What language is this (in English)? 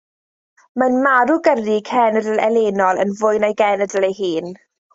Welsh